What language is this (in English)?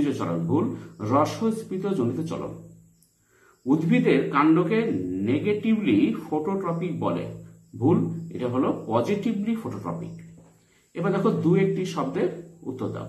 Italian